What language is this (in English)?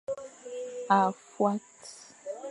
Fang